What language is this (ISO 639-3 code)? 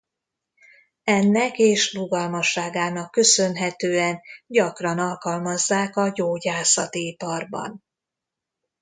hun